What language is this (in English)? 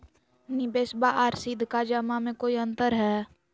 Magahi